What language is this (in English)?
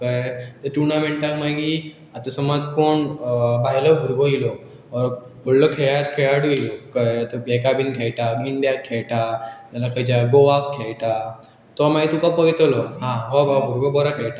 Konkani